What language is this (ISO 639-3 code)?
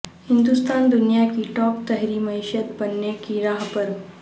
urd